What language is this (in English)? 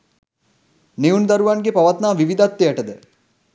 Sinhala